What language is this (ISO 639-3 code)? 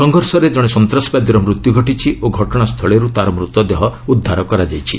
ori